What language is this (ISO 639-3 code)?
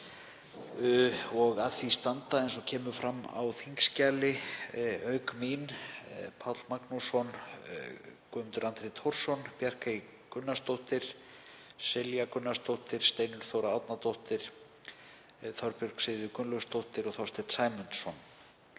isl